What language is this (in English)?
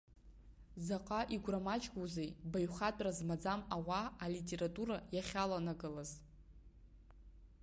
Abkhazian